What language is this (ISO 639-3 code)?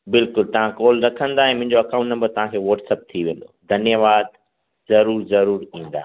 snd